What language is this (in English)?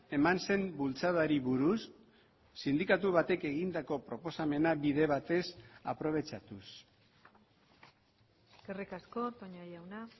Basque